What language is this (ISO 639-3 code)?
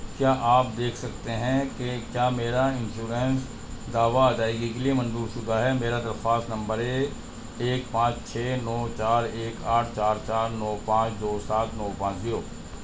urd